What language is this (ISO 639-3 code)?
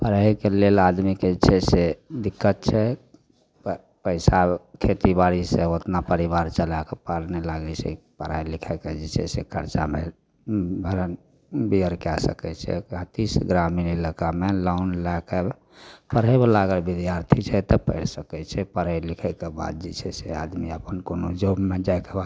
mai